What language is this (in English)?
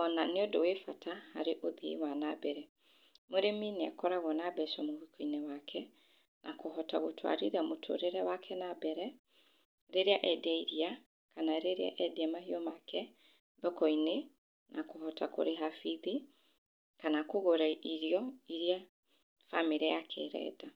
Kikuyu